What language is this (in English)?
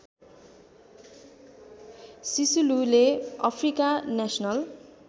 Nepali